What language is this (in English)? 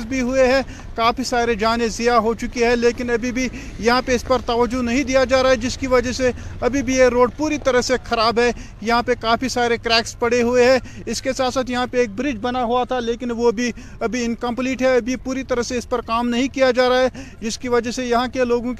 Urdu